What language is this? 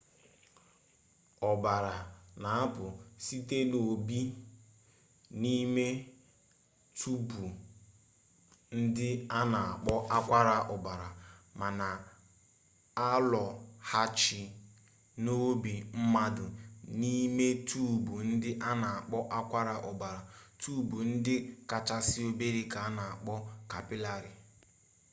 Igbo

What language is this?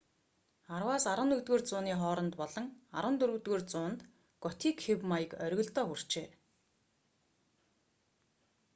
Mongolian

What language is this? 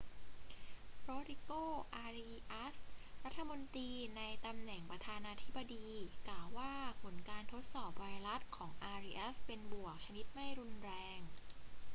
Thai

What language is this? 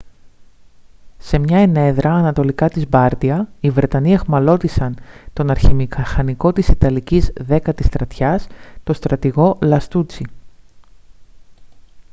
Greek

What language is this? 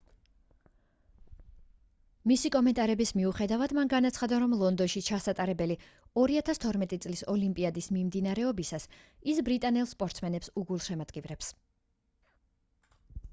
Georgian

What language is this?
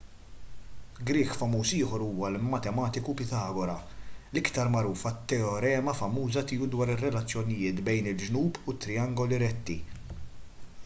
Maltese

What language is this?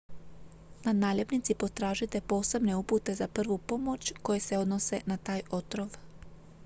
Croatian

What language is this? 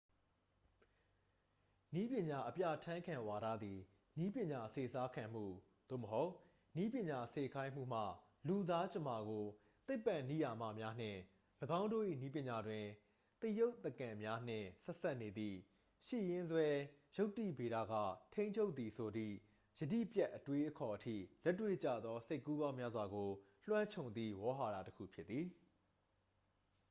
Burmese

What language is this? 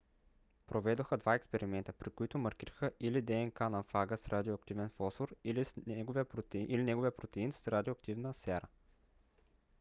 Bulgarian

